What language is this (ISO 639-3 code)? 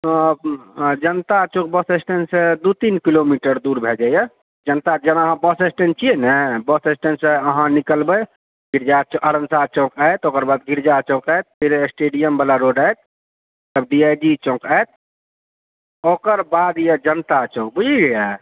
mai